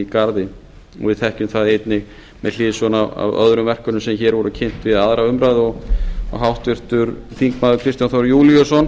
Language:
Icelandic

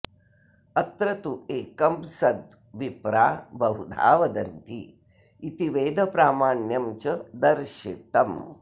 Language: Sanskrit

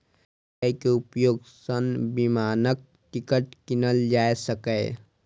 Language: Maithili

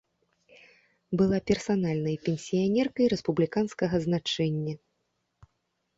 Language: Belarusian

